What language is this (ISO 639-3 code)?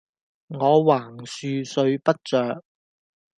yue